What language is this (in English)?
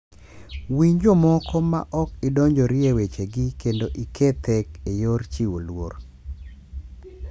Luo (Kenya and Tanzania)